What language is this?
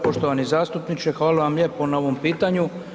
Croatian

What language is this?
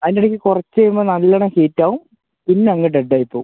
Malayalam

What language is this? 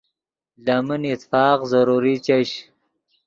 Yidgha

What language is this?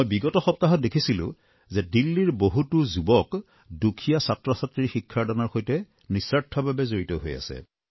Assamese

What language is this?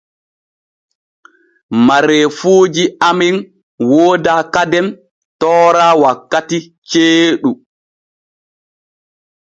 Borgu Fulfulde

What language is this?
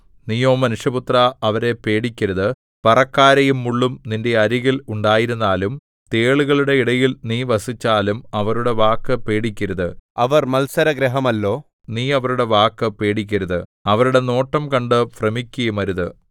Malayalam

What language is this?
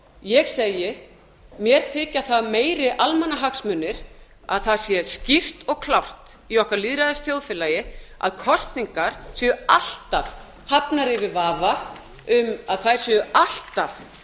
Icelandic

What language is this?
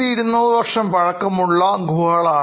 Malayalam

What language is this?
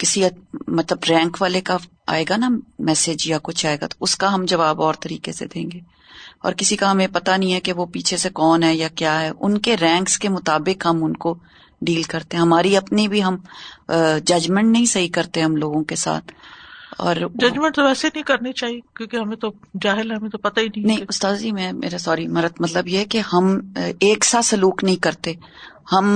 Urdu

